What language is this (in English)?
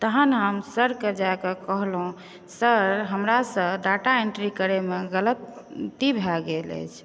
Maithili